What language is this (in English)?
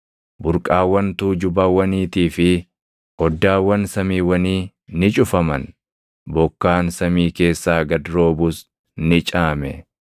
Oromo